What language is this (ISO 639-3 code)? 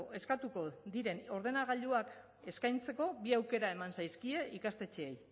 eus